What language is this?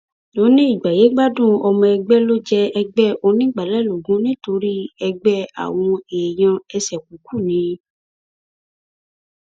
Yoruba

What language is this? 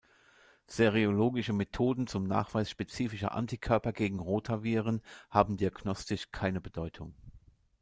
German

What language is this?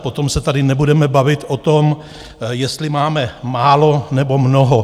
Czech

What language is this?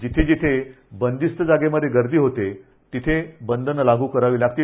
Marathi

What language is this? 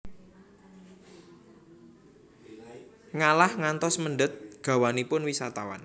Javanese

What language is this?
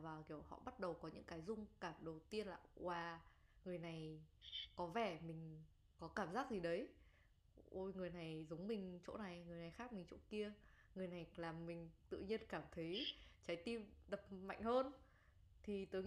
Vietnamese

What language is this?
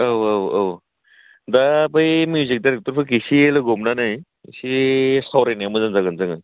Bodo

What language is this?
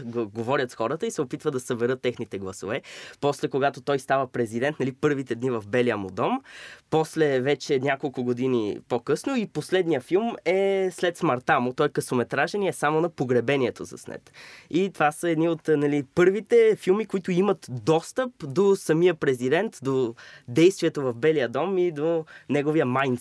Bulgarian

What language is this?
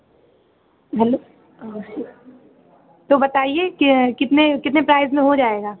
Hindi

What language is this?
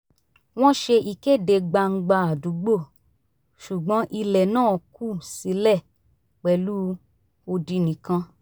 Yoruba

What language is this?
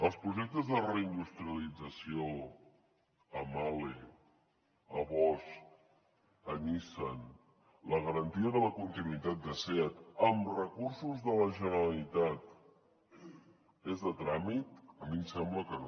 Catalan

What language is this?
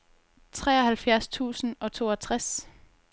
Danish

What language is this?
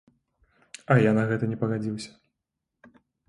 Belarusian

